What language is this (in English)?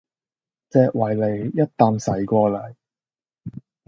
Cantonese